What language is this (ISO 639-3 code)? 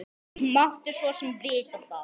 isl